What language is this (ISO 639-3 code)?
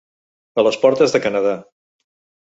cat